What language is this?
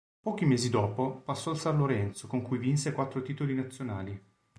Italian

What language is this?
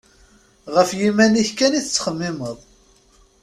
Kabyle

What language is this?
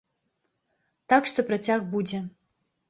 Belarusian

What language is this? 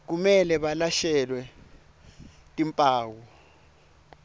Swati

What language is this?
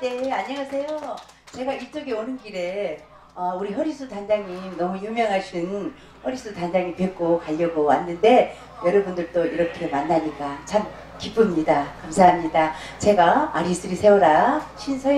Korean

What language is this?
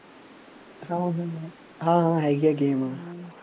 Punjabi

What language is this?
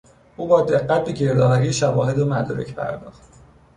Persian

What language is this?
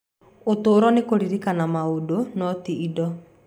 Kikuyu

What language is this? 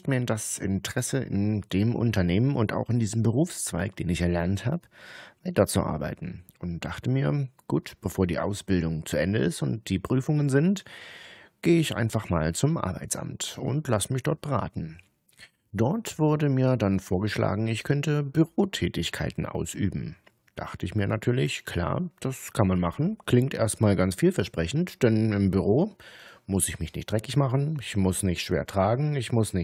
German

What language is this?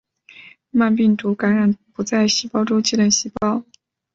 Chinese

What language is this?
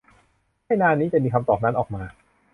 Thai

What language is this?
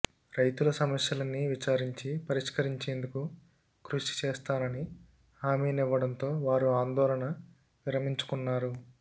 Telugu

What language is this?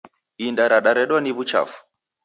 Taita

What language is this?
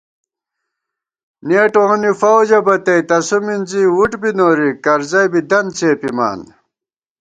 Gawar-Bati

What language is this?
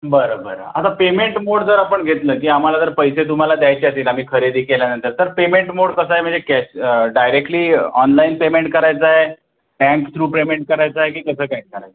Marathi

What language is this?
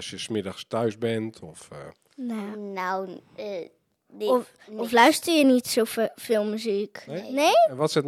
Dutch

